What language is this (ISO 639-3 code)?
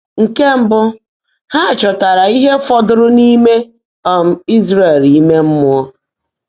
ibo